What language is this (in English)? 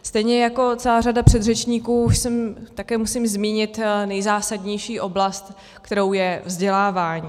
Czech